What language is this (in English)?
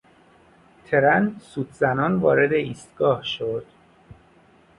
Persian